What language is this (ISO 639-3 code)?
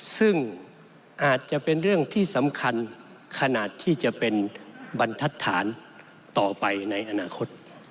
tha